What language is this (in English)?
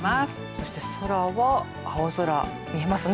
Japanese